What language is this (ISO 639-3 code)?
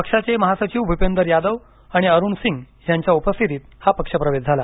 mar